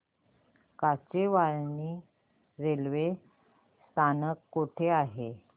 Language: Marathi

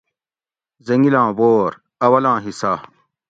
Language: Gawri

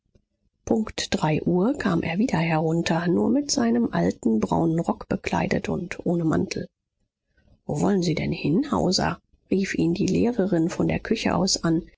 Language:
German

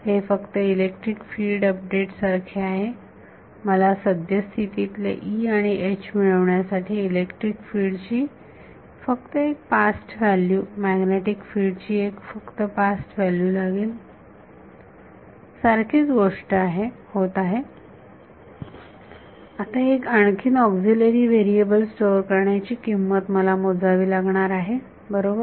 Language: Marathi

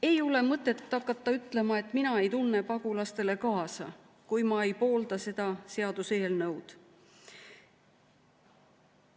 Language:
Estonian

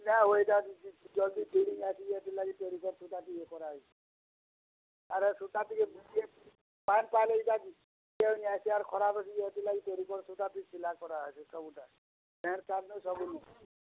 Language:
Odia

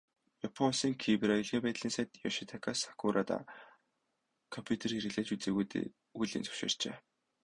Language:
Mongolian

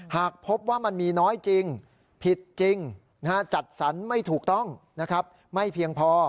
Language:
Thai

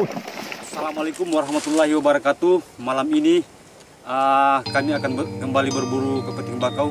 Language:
Indonesian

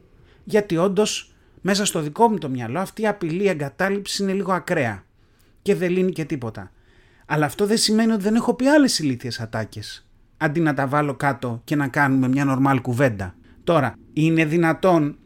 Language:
Greek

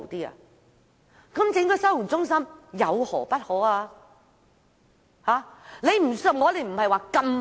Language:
Cantonese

